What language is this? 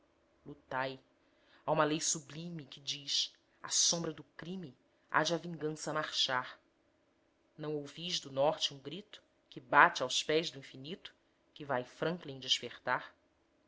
Portuguese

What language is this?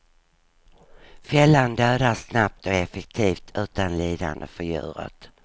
Swedish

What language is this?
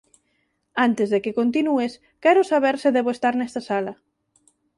Galician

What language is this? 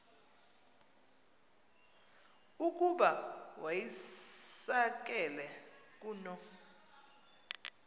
Xhosa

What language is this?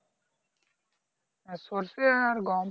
Bangla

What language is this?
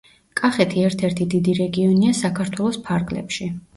Georgian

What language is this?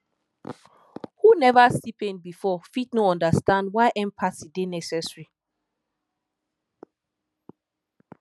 Nigerian Pidgin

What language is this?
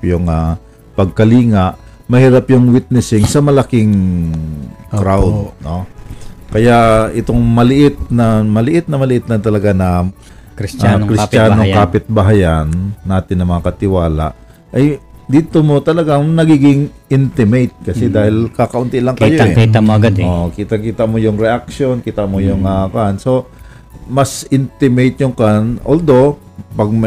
Filipino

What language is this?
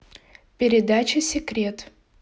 Russian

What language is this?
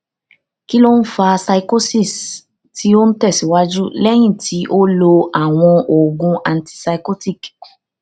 Yoruba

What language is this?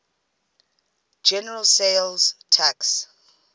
English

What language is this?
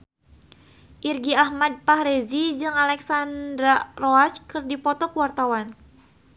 Sundanese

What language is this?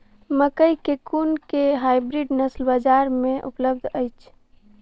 Maithili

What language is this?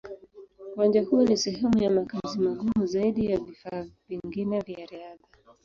Swahili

